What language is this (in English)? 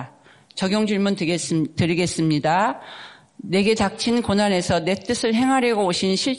Korean